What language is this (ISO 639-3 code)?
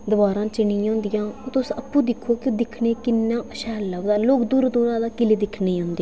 doi